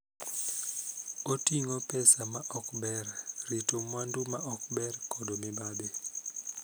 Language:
Luo (Kenya and Tanzania)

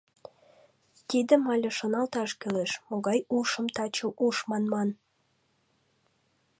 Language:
Mari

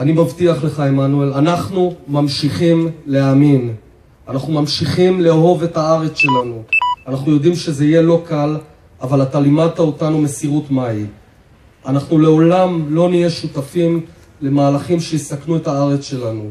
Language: Hebrew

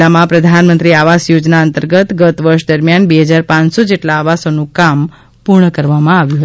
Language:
Gujarati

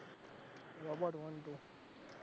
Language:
Gujarati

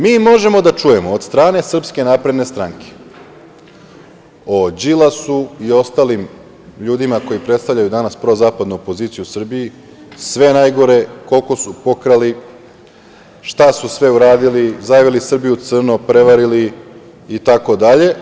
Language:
Serbian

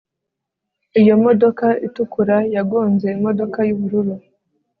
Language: Kinyarwanda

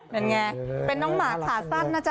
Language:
Thai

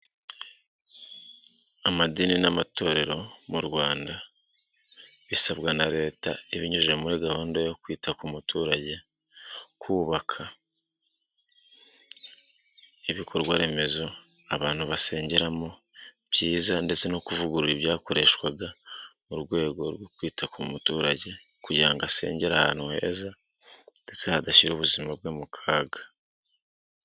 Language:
Kinyarwanda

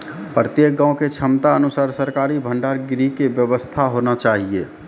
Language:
Maithili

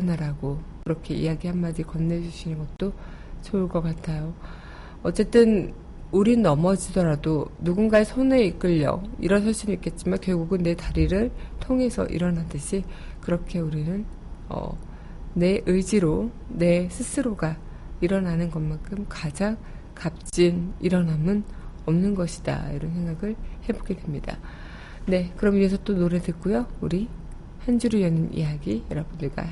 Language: Korean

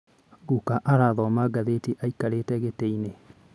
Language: Kikuyu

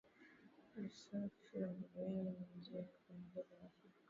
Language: Swahili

